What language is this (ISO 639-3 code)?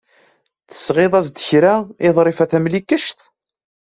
kab